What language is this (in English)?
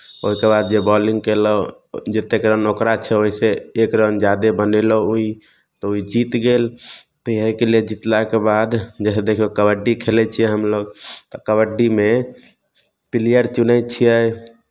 Maithili